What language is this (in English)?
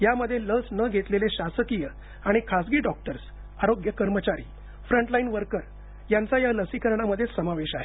Marathi